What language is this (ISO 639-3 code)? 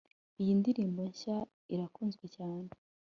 kin